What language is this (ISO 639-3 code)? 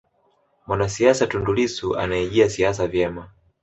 swa